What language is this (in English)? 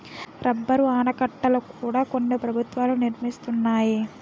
Telugu